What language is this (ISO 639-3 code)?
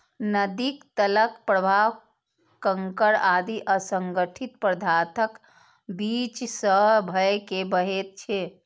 mai